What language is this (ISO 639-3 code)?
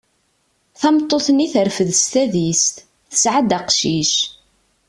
kab